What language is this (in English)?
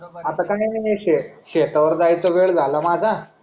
Marathi